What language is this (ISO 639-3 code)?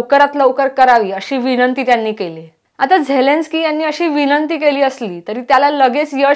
ron